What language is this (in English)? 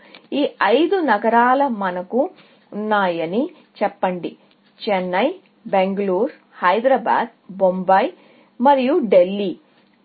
Telugu